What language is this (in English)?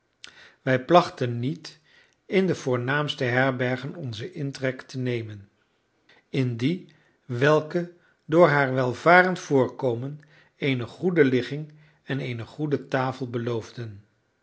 Dutch